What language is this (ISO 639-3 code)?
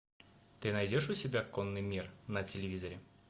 rus